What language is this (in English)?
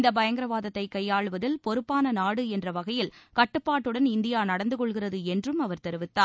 Tamil